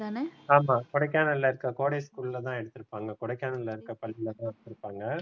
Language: Tamil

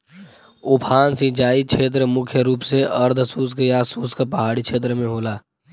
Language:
Bhojpuri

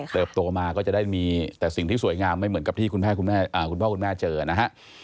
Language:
Thai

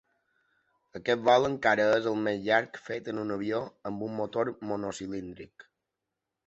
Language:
Catalan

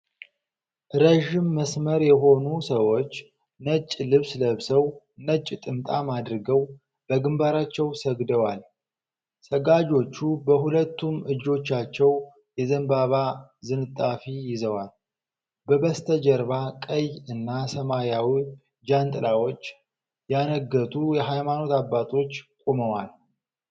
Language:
Amharic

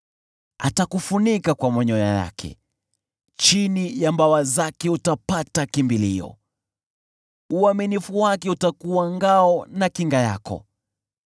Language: Swahili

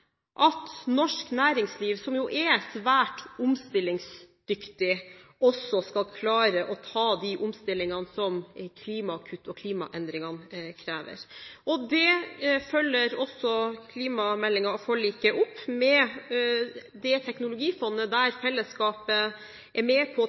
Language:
Norwegian Bokmål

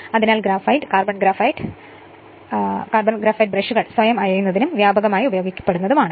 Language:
Malayalam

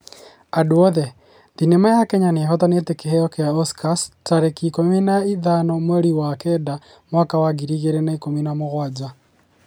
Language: Kikuyu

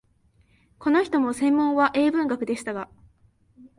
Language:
Japanese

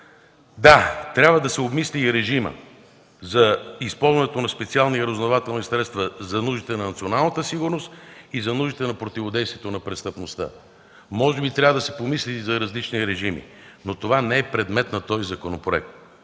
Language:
Bulgarian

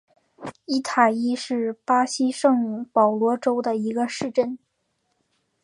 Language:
Chinese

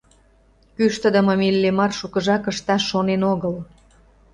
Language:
Mari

